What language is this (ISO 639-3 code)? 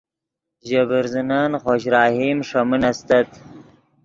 ydg